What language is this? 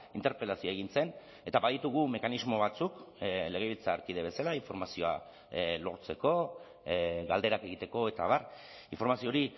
Basque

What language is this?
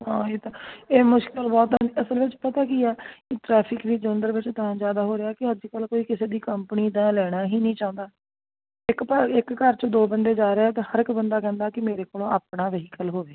Punjabi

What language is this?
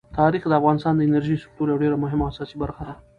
Pashto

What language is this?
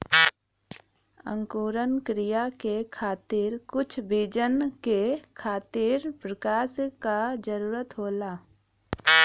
Bhojpuri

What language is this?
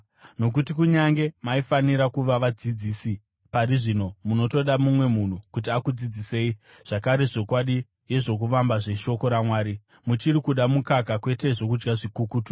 Shona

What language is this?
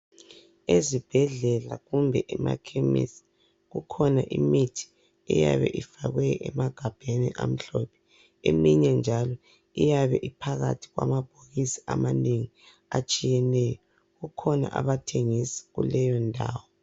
North Ndebele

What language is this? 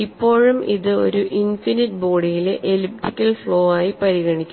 Malayalam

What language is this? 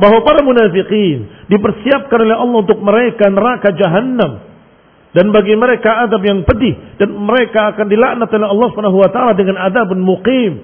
Indonesian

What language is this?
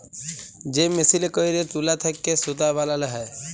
Bangla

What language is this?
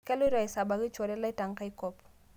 Masai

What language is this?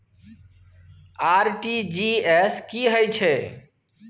Maithili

